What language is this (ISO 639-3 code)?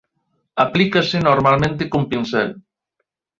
glg